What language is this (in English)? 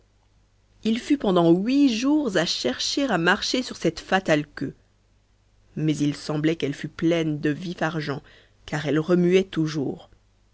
French